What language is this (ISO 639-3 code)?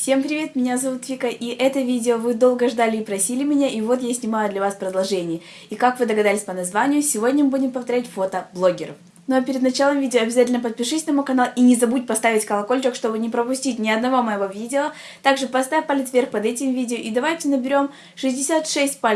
rus